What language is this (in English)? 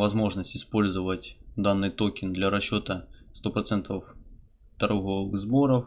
Russian